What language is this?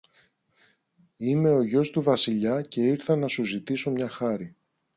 Greek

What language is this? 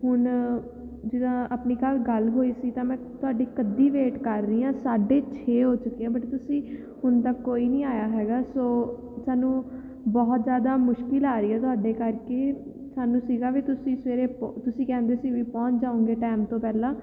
Punjabi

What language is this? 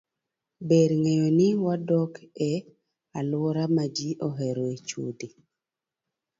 Luo (Kenya and Tanzania)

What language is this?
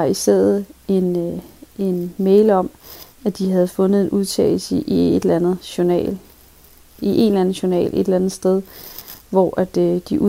Danish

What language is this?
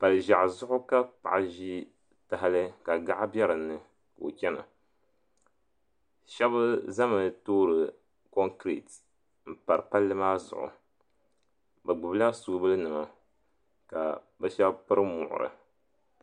Dagbani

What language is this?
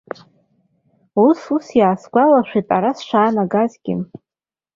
Abkhazian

